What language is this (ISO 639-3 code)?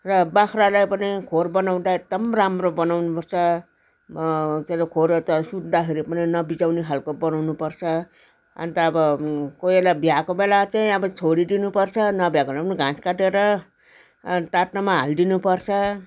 nep